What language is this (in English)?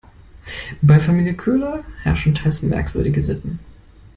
German